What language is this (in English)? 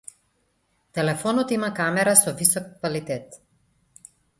Macedonian